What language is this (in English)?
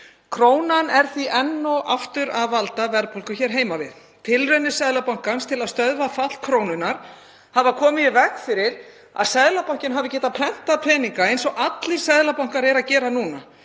Icelandic